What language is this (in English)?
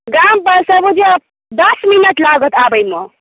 Maithili